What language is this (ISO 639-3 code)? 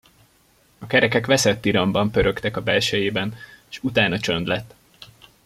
hun